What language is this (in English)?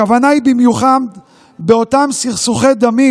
Hebrew